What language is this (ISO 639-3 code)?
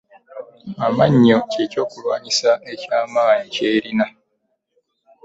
lug